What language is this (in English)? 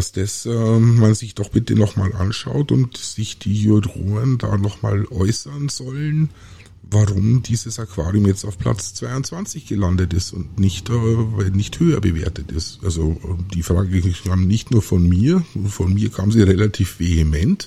German